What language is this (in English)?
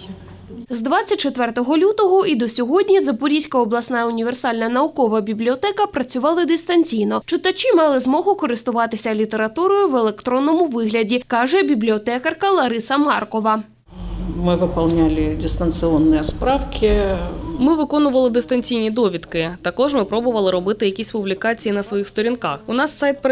Ukrainian